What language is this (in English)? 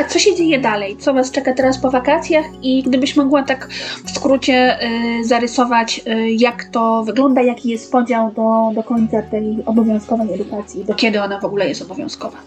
Polish